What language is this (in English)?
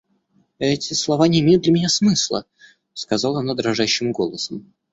Russian